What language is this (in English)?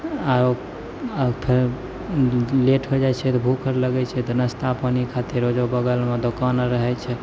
Maithili